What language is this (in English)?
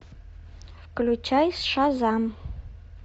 Russian